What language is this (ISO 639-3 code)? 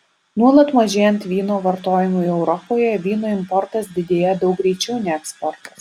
lit